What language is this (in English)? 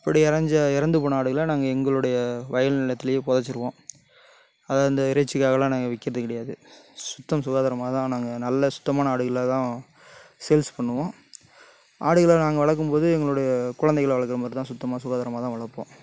Tamil